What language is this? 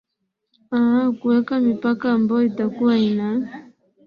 Swahili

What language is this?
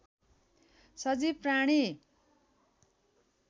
Nepali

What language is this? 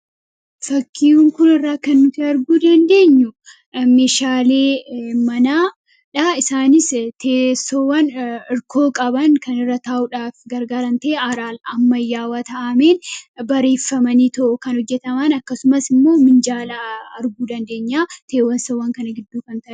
Oromo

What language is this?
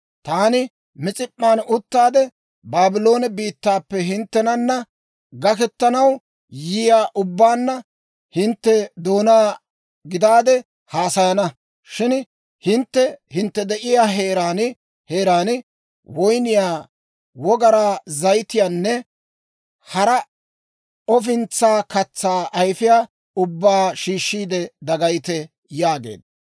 Dawro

